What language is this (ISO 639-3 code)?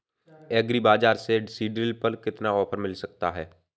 hin